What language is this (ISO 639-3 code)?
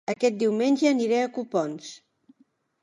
cat